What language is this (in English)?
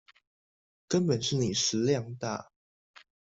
Chinese